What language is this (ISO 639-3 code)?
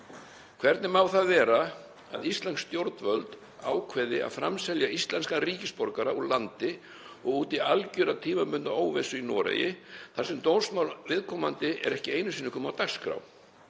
isl